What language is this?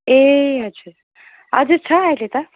Nepali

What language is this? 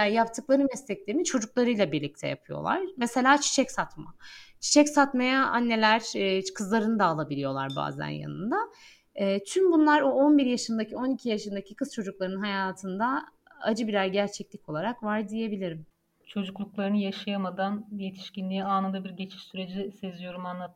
Turkish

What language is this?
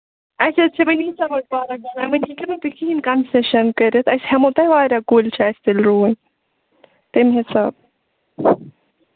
Kashmiri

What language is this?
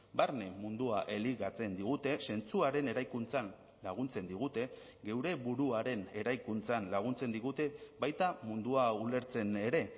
Basque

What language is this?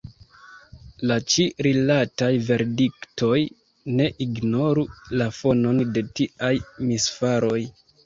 Esperanto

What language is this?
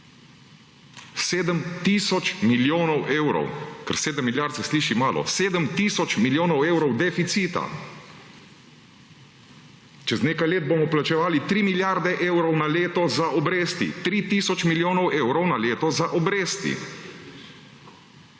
Slovenian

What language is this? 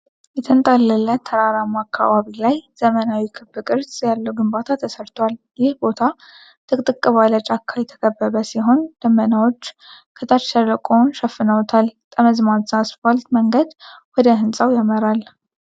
Amharic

